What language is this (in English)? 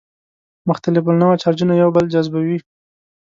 Pashto